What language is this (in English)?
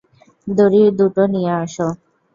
Bangla